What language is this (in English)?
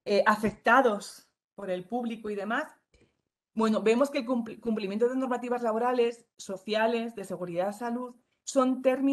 Spanish